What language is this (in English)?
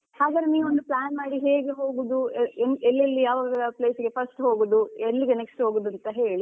Kannada